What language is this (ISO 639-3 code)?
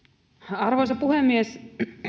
fin